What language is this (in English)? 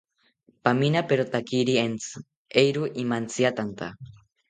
South Ucayali Ashéninka